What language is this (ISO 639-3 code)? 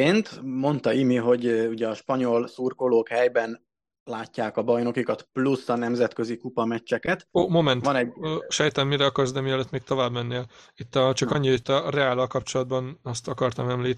hun